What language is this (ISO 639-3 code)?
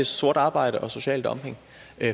dan